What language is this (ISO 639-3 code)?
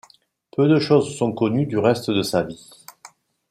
fra